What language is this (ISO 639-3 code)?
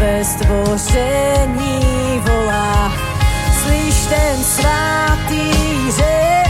ces